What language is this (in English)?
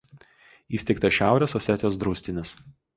Lithuanian